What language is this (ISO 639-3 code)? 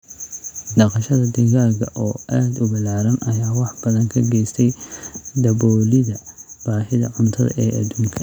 som